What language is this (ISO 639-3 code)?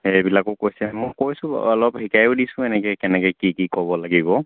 asm